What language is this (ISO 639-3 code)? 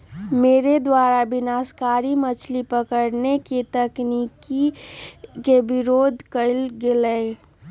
mag